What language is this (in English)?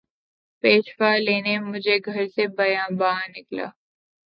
Urdu